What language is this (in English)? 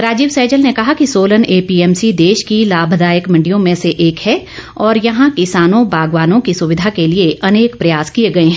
Hindi